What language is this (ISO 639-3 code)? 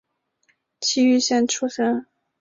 zho